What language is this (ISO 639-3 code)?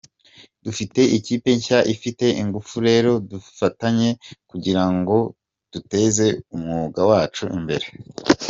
kin